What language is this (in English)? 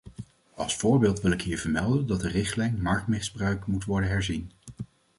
Dutch